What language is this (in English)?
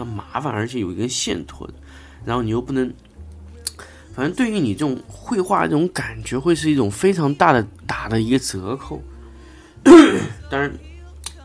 Chinese